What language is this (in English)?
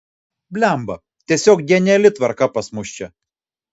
Lithuanian